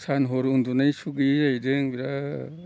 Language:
Bodo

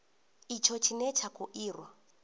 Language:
Venda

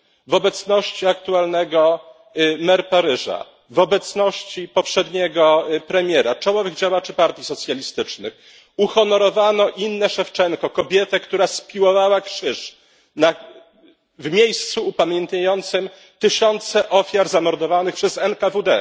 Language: Polish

